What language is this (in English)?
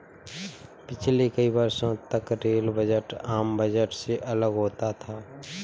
Hindi